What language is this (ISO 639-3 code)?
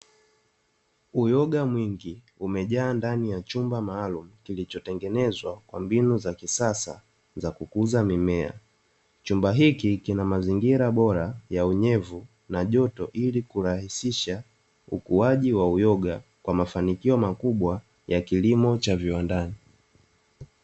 swa